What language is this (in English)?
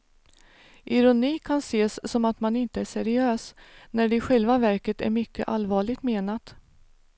Swedish